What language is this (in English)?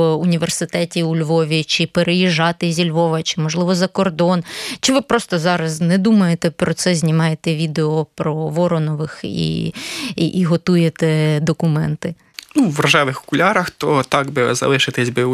Ukrainian